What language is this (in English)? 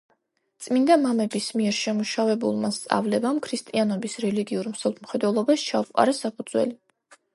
Georgian